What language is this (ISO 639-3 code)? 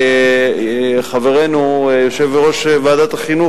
heb